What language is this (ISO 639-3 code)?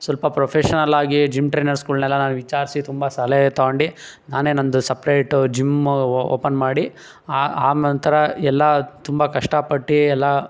kan